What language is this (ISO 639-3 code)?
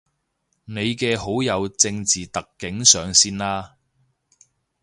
yue